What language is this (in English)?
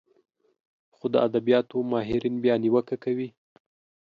Pashto